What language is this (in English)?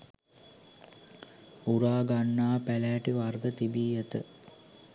Sinhala